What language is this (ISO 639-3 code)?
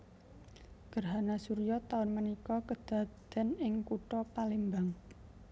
jav